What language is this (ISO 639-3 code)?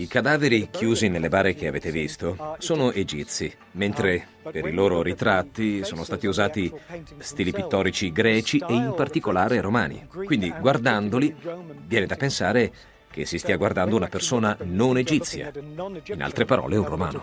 ita